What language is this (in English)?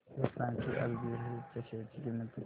Marathi